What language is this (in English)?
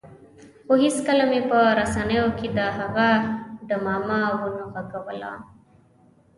Pashto